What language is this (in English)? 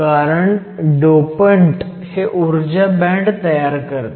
Marathi